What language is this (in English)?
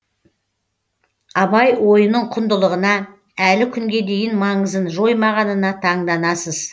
Kazakh